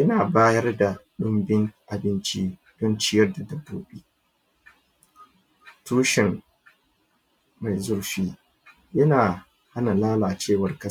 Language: Hausa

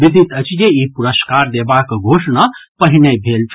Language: Maithili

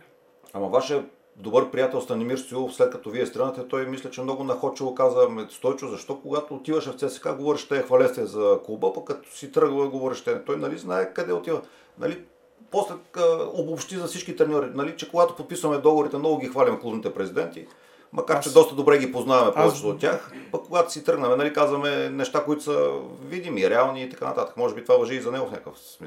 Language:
Bulgarian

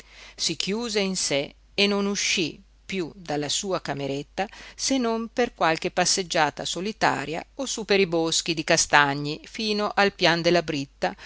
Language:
Italian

